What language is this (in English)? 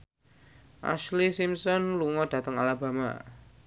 Javanese